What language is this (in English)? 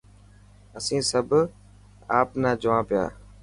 Dhatki